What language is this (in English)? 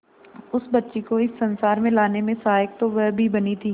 Hindi